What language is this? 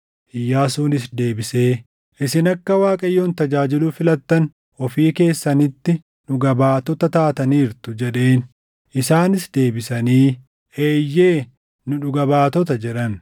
Oromo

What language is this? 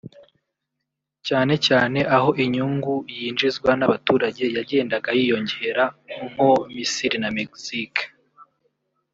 Kinyarwanda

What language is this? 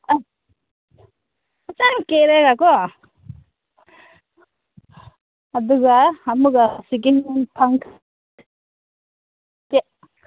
Manipuri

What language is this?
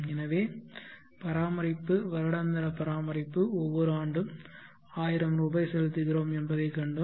Tamil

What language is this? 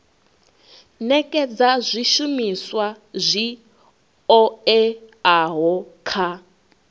Venda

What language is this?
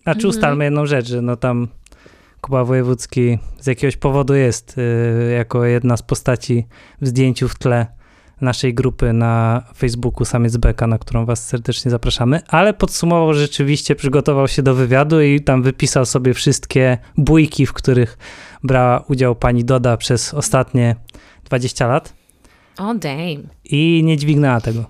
Polish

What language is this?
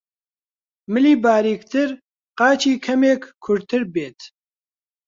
Central Kurdish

